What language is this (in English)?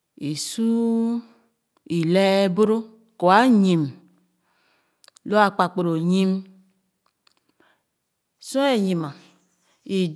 Khana